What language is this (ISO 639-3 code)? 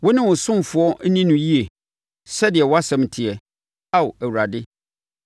aka